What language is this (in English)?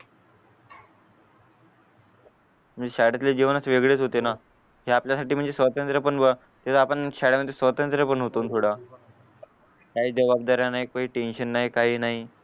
Marathi